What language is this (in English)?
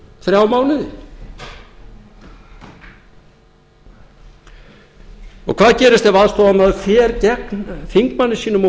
Icelandic